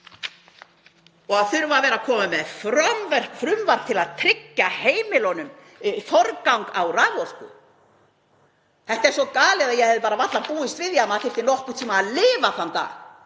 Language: Icelandic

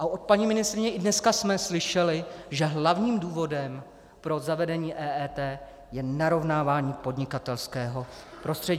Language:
Czech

